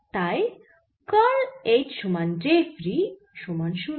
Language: Bangla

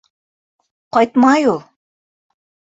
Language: Bashkir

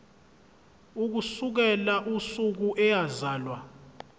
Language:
Zulu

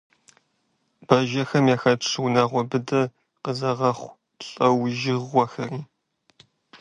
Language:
Kabardian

